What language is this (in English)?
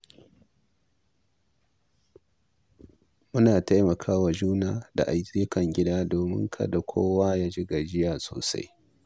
Hausa